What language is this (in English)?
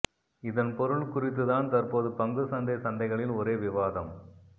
Tamil